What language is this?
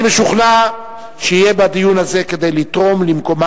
Hebrew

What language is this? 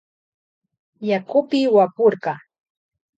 Loja Highland Quichua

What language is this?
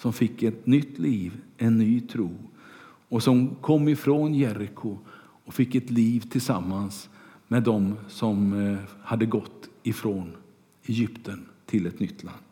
Swedish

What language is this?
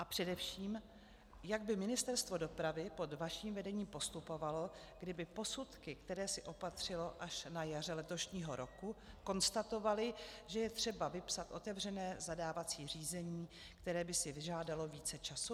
Czech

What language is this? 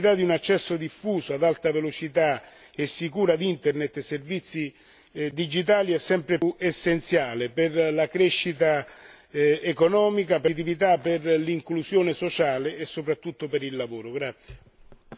Italian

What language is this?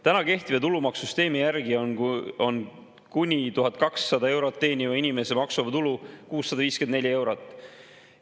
Estonian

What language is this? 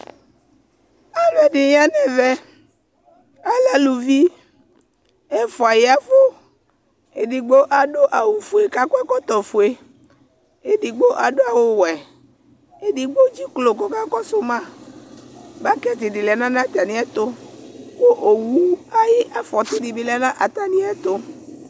Ikposo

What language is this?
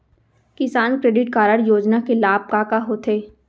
Chhattisgarhi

